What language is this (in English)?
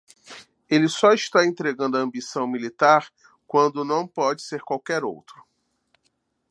Portuguese